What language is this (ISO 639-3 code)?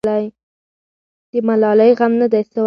pus